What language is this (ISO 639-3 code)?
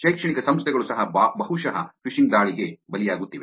kan